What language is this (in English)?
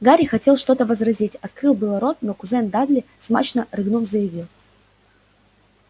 Russian